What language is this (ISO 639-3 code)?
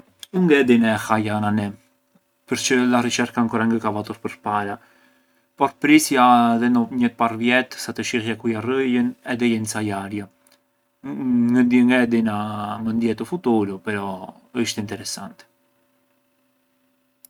aae